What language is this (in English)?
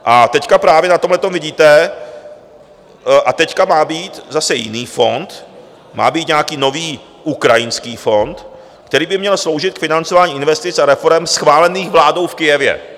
Czech